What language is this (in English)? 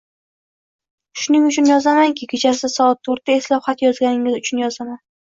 Uzbek